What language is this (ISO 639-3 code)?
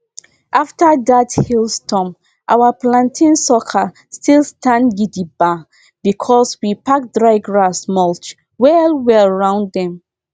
pcm